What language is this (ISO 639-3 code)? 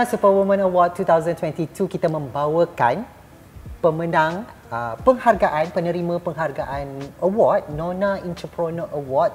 msa